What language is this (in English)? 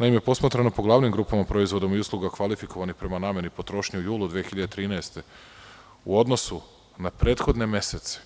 Serbian